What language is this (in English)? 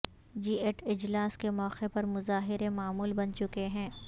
Urdu